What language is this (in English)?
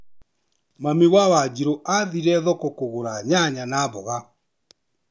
Kikuyu